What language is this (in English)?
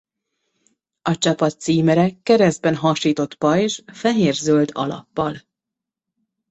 Hungarian